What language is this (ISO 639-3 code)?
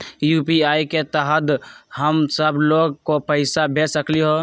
mag